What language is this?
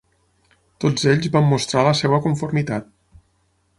Catalan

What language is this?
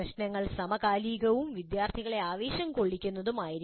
Malayalam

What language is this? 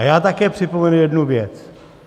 Czech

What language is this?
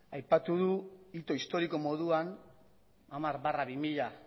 Basque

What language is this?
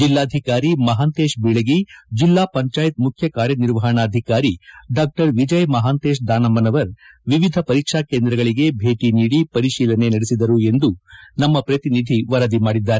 Kannada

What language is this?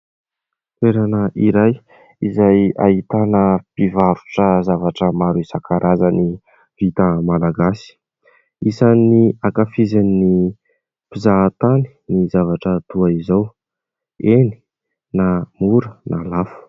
Malagasy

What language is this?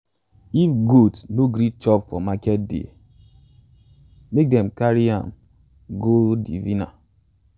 Nigerian Pidgin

